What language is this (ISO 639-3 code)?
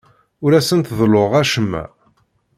kab